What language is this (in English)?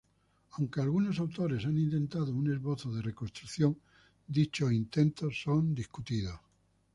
Spanish